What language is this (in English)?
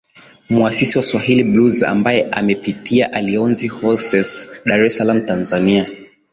Swahili